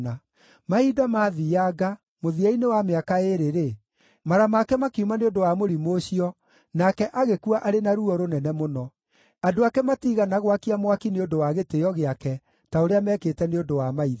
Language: Kikuyu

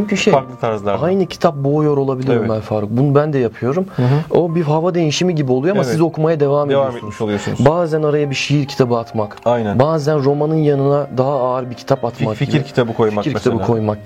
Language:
Turkish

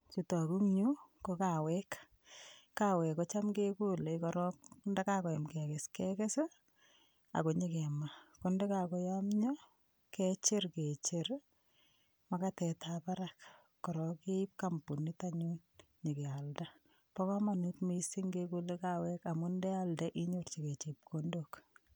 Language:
Kalenjin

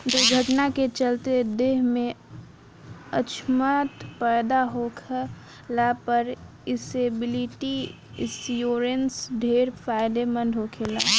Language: Bhojpuri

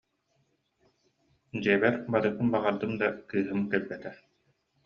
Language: Yakut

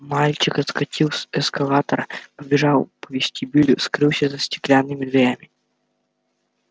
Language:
Russian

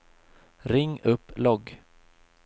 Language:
Swedish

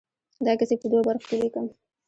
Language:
Pashto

